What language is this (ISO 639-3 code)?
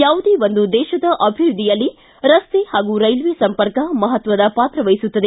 kan